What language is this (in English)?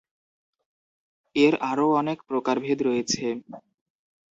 Bangla